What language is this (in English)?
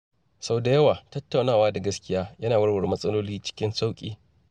Hausa